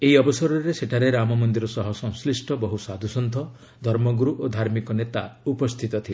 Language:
Odia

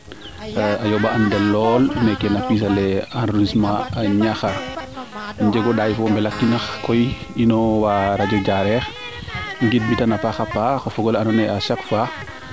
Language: Serer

